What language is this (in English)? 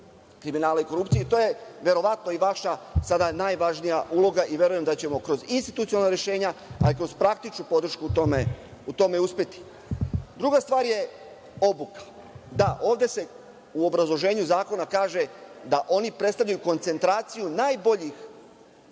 Serbian